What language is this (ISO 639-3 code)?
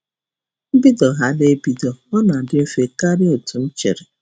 ibo